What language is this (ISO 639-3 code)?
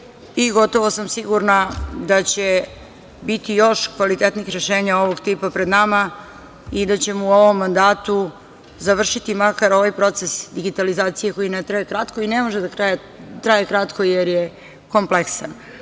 srp